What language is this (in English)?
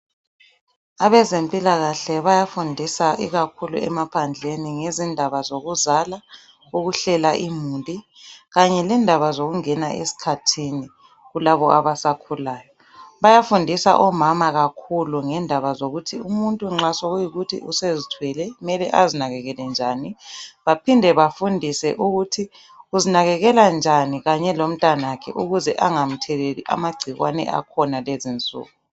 North Ndebele